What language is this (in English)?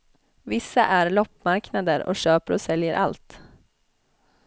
Swedish